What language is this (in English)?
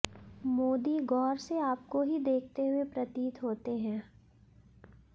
Hindi